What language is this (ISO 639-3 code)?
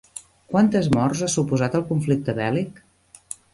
cat